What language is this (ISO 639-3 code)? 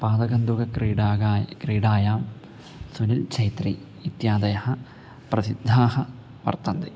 san